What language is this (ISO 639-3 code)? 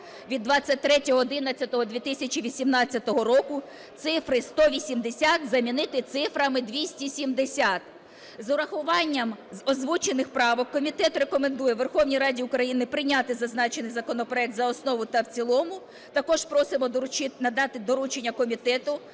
ukr